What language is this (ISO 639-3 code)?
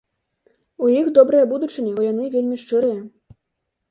bel